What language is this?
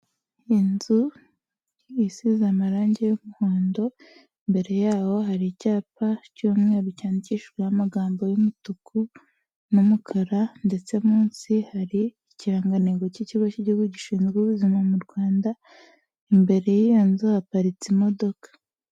Kinyarwanda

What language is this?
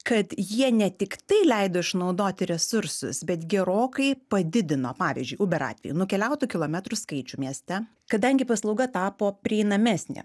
Lithuanian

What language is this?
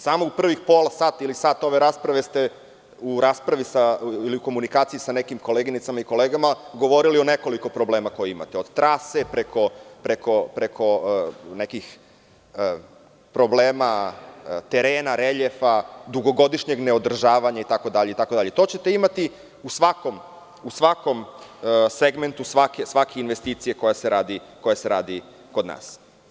Serbian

